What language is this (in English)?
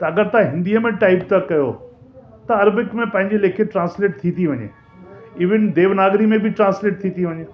Sindhi